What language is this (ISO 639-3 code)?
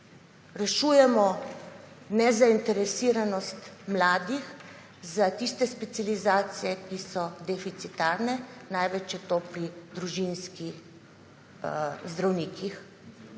slv